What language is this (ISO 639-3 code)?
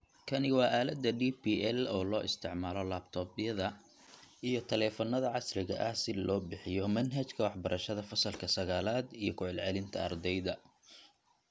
som